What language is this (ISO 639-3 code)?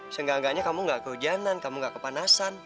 ind